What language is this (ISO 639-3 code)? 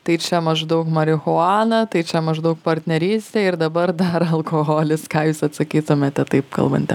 lit